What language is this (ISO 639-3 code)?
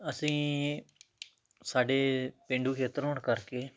pan